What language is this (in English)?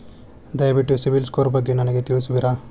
Kannada